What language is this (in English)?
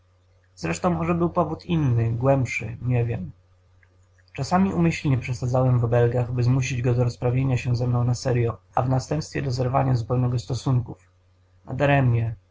Polish